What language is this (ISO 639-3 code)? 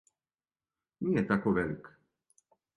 srp